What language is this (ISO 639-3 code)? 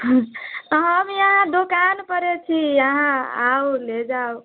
mai